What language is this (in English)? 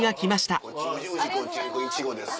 Japanese